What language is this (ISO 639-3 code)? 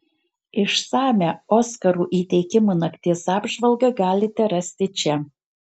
lit